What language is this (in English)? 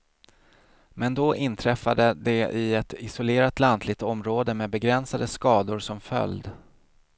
Swedish